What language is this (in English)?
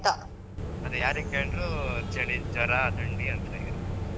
Kannada